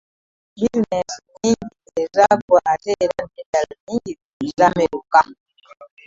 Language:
Ganda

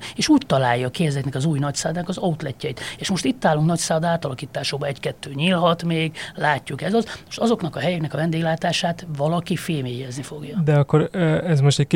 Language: Hungarian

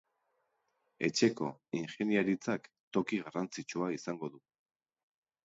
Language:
Basque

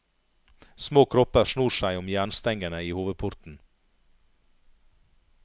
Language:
Norwegian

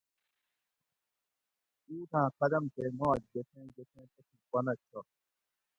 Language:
Gawri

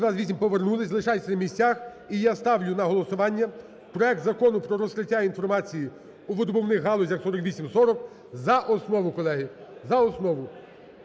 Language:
Ukrainian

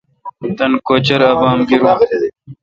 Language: Kalkoti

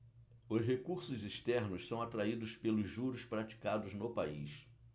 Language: Portuguese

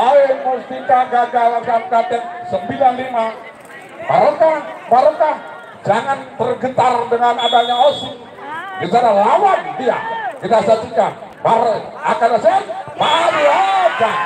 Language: Indonesian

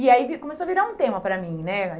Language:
Portuguese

